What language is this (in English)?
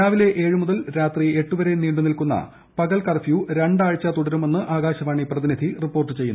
Malayalam